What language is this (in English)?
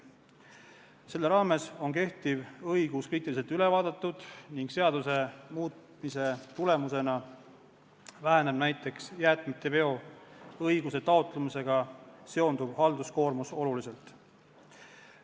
Estonian